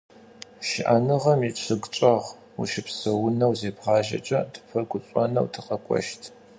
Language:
Adyghe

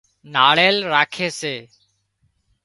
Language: Wadiyara Koli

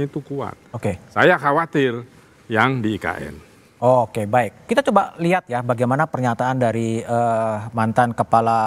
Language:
Indonesian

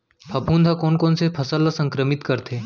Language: Chhattisgarhi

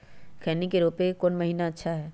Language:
Magahi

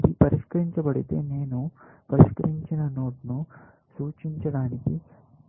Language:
Telugu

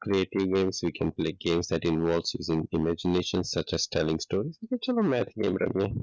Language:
Gujarati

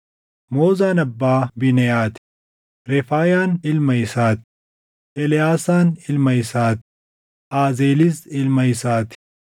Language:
Oromo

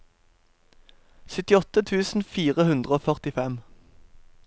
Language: Norwegian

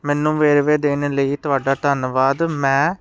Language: Punjabi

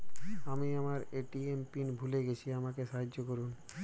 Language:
Bangla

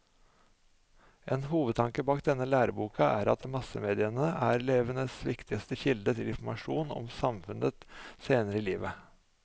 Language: Norwegian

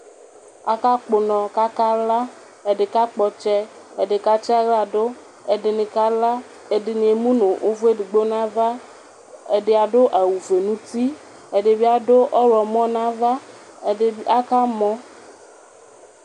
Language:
Ikposo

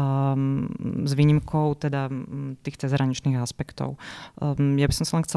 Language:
Slovak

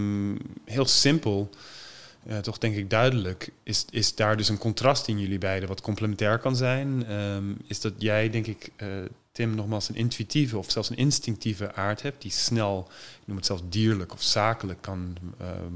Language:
Dutch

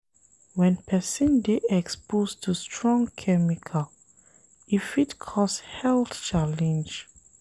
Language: Nigerian Pidgin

